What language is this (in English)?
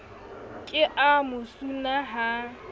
Southern Sotho